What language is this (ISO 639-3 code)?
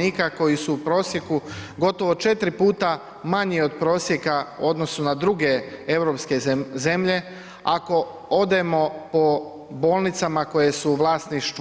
hrv